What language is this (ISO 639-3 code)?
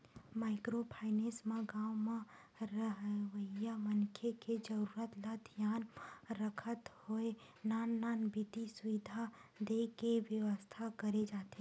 hne